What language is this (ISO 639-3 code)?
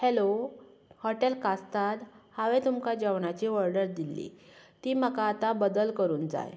kok